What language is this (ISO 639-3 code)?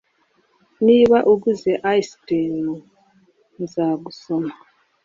kin